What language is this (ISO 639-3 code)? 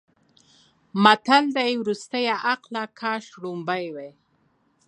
pus